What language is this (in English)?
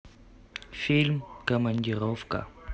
Russian